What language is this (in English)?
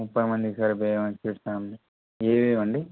Telugu